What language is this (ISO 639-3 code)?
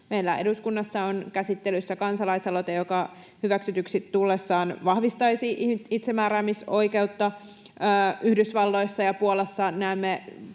fin